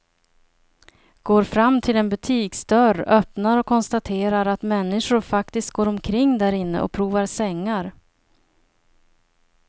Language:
Swedish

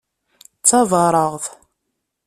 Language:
Kabyle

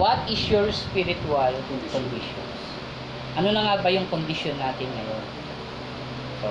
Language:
Filipino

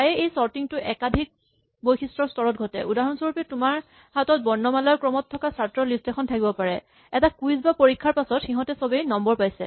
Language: Assamese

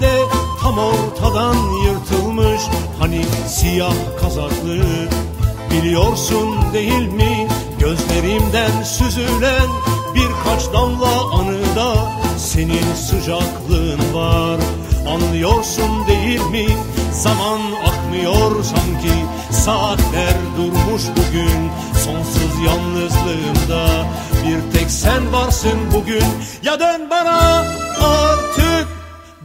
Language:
Turkish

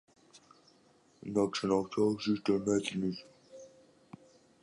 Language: Greek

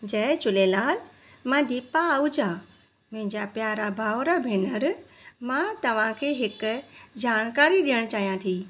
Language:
Sindhi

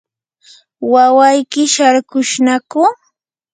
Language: Yanahuanca Pasco Quechua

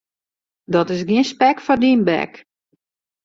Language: Western Frisian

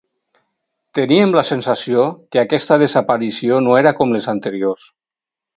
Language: Catalan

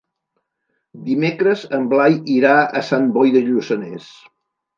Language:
Catalan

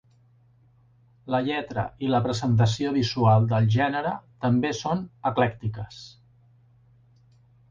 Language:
Catalan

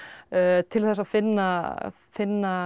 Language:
Icelandic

